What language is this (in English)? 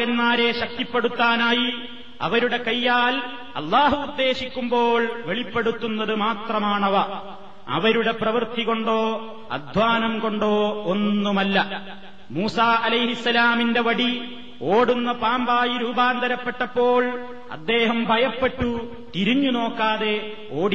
Malayalam